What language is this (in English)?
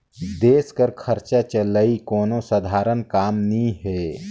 Chhattisgarhi